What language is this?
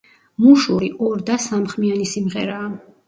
Georgian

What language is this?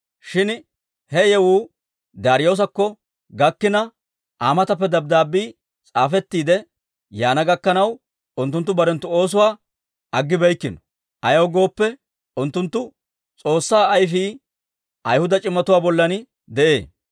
Dawro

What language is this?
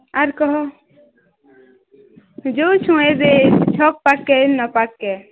Odia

